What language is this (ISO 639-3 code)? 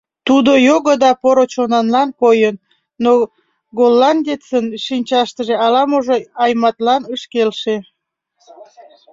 chm